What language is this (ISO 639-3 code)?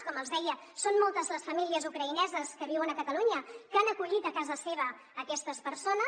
cat